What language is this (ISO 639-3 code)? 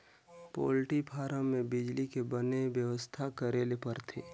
hne